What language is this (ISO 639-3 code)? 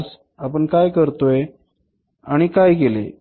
mar